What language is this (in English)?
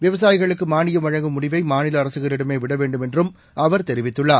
Tamil